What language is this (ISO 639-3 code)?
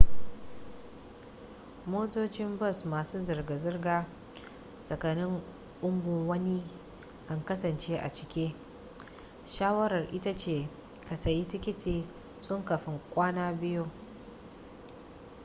hau